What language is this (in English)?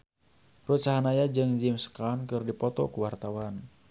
Sundanese